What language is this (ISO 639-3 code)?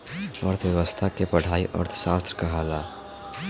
bho